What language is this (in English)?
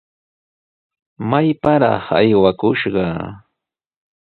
Sihuas Ancash Quechua